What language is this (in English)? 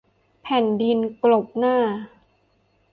Thai